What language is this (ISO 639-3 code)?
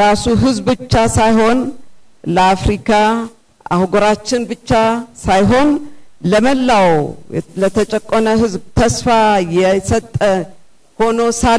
ara